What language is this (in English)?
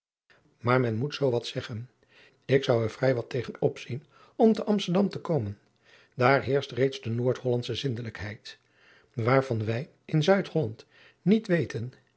Dutch